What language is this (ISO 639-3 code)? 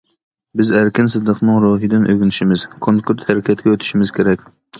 uig